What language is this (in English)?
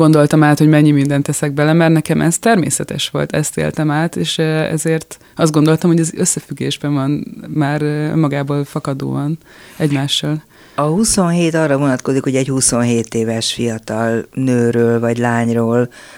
Hungarian